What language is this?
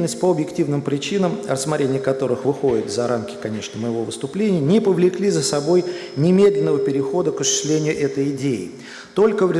Russian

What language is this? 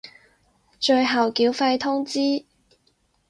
Cantonese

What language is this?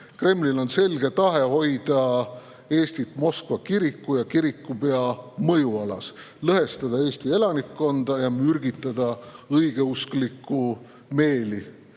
Estonian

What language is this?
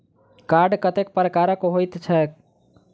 Maithili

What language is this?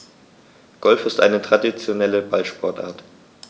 German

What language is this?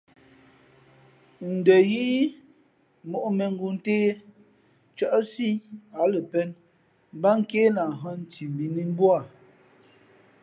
Fe'fe'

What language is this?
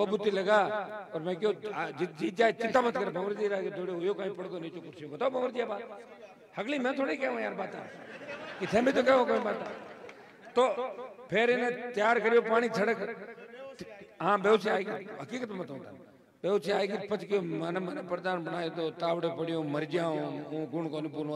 Hindi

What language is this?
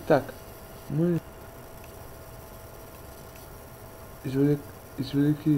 Russian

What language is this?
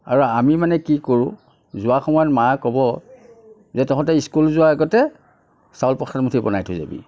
Assamese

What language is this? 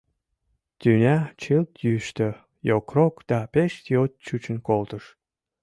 Mari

